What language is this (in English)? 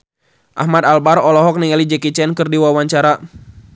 Sundanese